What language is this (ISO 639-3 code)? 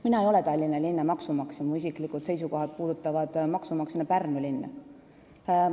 est